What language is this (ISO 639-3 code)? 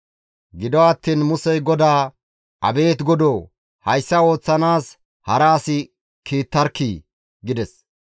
gmv